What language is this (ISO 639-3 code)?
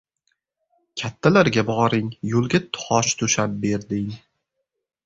uzb